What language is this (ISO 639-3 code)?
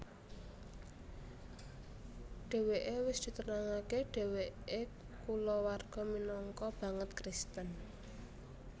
jav